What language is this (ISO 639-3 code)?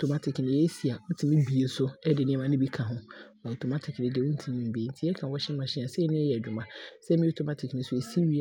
abr